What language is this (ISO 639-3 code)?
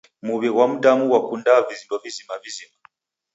dav